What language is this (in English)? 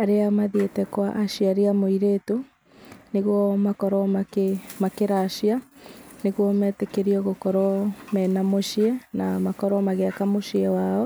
Kikuyu